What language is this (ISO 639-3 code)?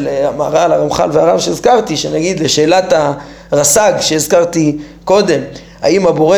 heb